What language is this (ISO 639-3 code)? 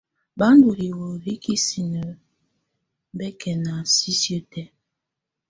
tvu